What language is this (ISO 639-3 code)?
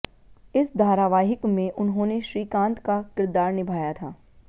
hin